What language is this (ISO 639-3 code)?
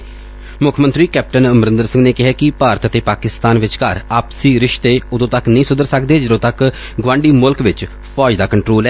pan